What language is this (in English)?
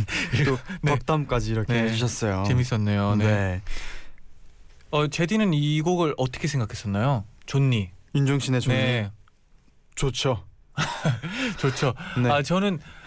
Korean